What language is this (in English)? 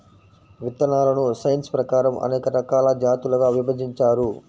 Telugu